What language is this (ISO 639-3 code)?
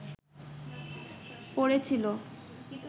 ben